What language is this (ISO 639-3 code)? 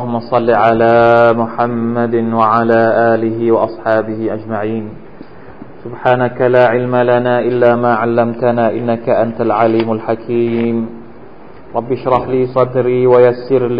tha